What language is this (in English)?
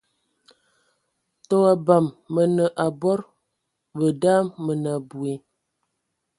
Ewondo